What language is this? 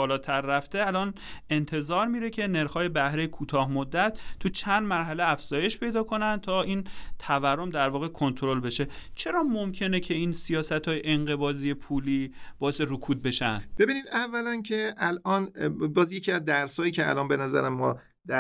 Persian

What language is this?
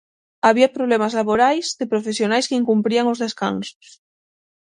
Galician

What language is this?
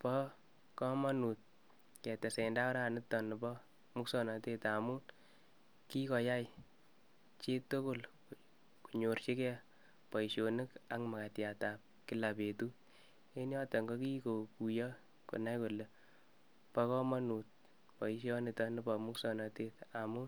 Kalenjin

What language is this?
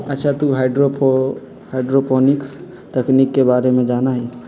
Magahi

